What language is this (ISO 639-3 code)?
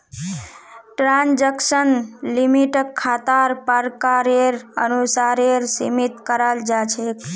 mag